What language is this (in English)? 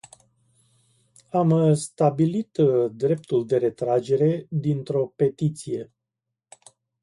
Romanian